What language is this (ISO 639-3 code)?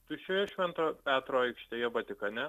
lit